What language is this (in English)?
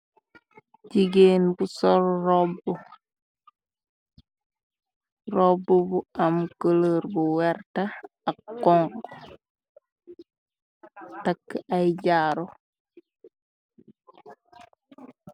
Wolof